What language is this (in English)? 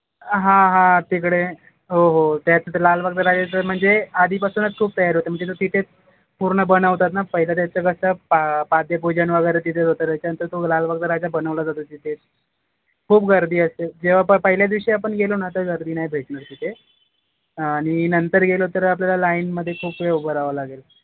Marathi